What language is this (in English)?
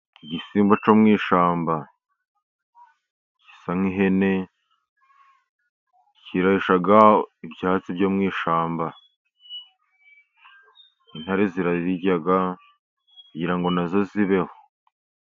Kinyarwanda